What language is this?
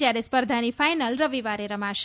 Gujarati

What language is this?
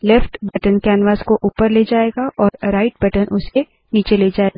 Hindi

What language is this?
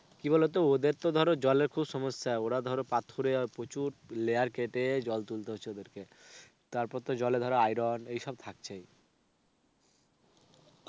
Bangla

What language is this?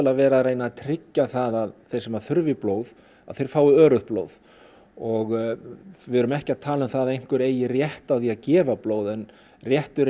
Icelandic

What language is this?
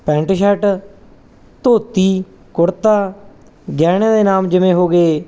Punjabi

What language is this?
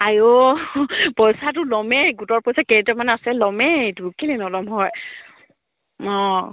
Assamese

